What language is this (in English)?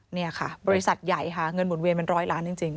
Thai